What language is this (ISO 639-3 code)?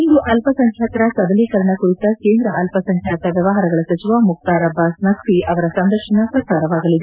kan